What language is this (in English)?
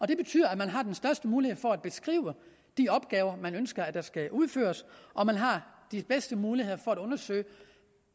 Danish